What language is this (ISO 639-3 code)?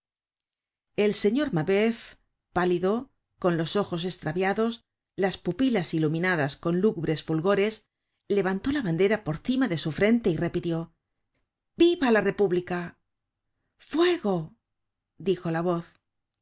spa